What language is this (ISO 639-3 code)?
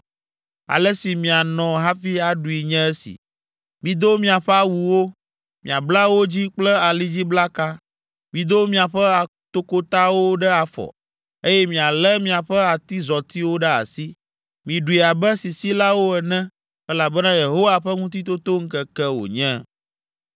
ewe